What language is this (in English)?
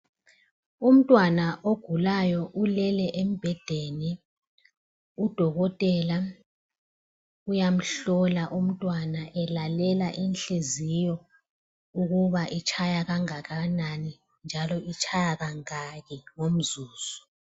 North Ndebele